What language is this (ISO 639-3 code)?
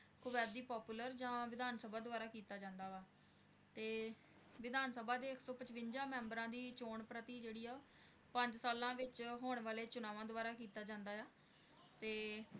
pan